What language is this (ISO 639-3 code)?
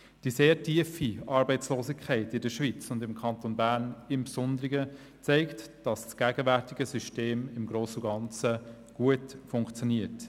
gsw